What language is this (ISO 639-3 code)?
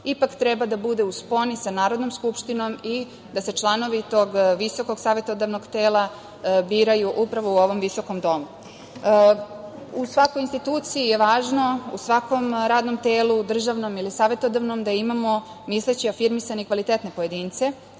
srp